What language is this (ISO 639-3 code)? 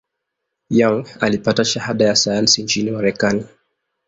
swa